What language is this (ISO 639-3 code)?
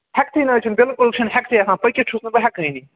kas